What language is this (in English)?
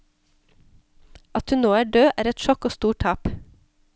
Norwegian